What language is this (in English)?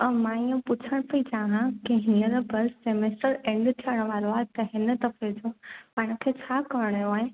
Sindhi